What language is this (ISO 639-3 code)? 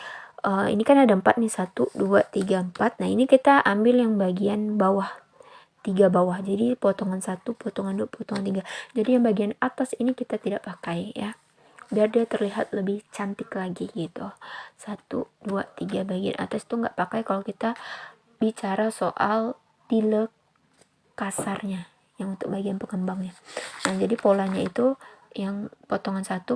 ind